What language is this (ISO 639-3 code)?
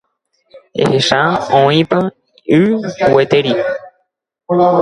grn